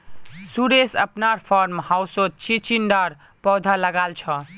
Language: Magahi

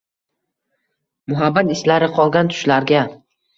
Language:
Uzbek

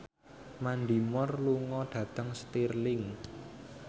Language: Javanese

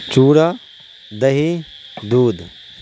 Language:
Urdu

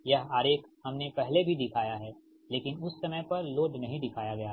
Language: Hindi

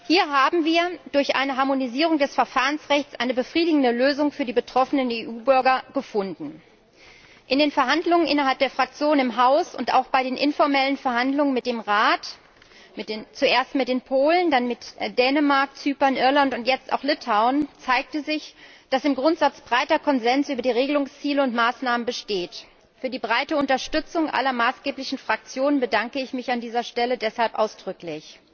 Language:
German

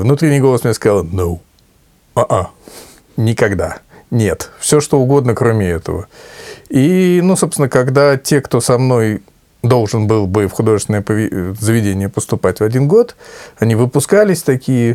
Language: Russian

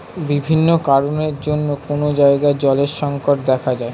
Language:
Bangla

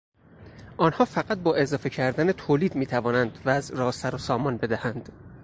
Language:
Persian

